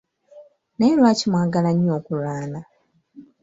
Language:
Ganda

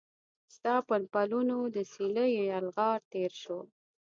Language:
Pashto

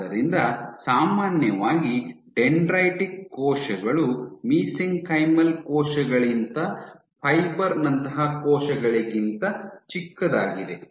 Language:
Kannada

